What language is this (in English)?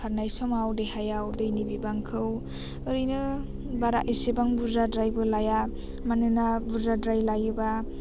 Bodo